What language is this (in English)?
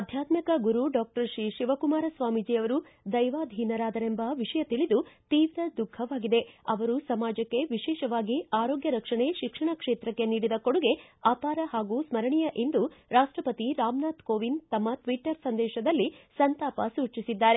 Kannada